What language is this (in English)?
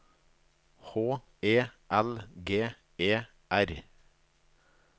Norwegian